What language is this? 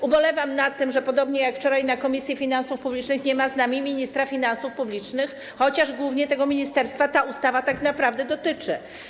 Polish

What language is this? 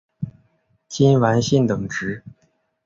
Chinese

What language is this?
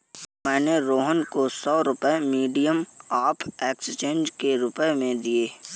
Hindi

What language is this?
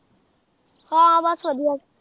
Punjabi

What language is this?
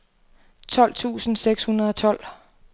Danish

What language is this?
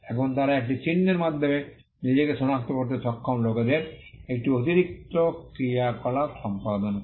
Bangla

